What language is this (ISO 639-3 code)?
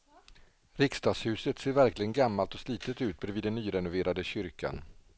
swe